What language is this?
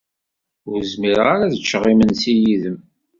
Kabyle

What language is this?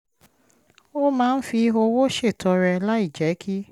Yoruba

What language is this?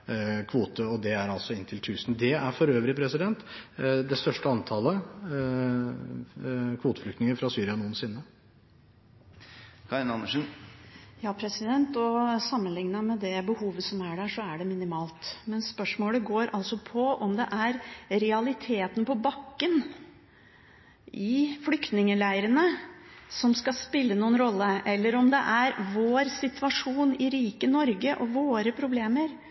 Norwegian Bokmål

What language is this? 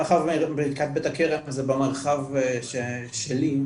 Hebrew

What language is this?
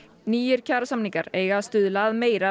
Icelandic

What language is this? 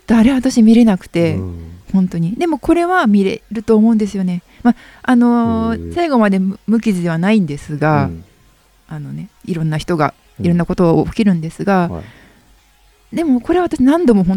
Japanese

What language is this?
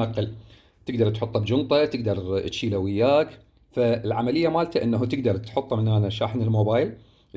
Arabic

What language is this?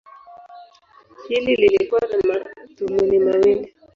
Swahili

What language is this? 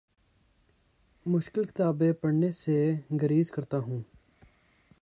Urdu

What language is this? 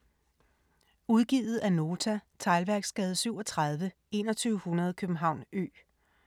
Danish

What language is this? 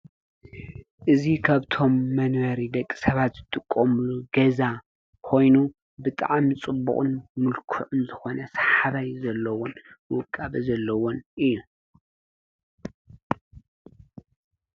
Tigrinya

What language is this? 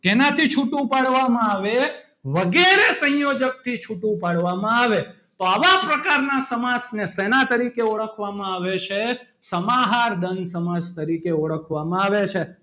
Gujarati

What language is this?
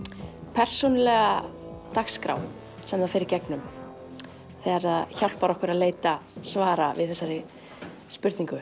Icelandic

